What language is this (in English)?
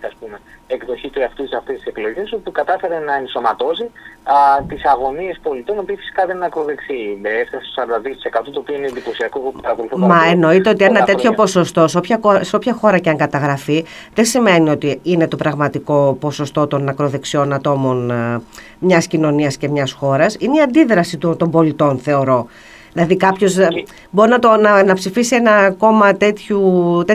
Greek